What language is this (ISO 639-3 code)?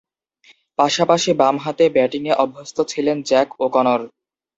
ben